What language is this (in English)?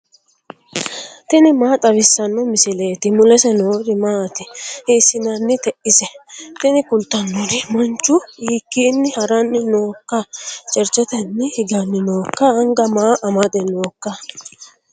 Sidamo